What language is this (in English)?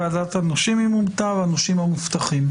Hebrew